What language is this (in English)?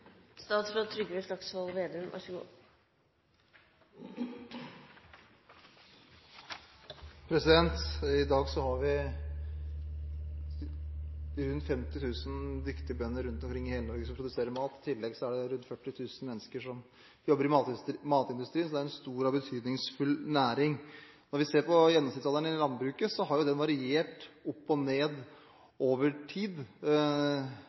Norwegian Bokmål